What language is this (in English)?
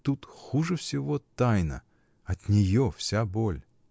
Russian